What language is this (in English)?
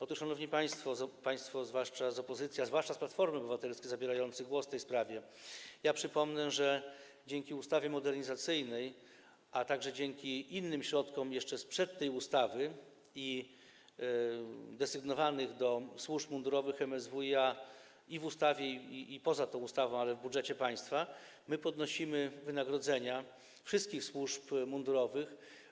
Polish